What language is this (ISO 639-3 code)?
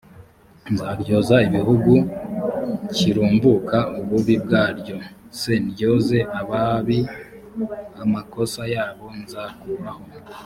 kin